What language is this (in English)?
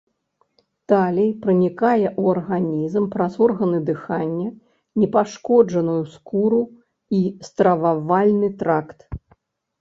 Belarusian